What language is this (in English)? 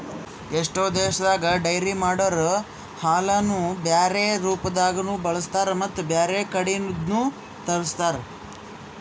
Kannada